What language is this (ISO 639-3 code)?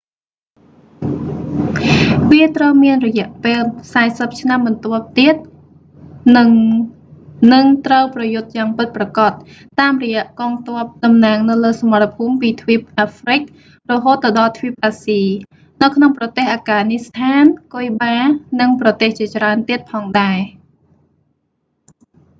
khm